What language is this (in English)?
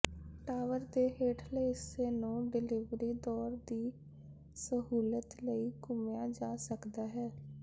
Punjabi